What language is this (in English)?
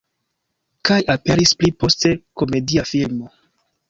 Esperanto